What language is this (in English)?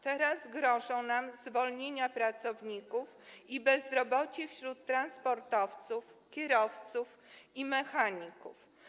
Polish